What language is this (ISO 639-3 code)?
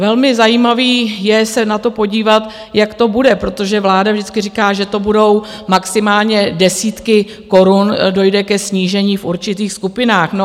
ces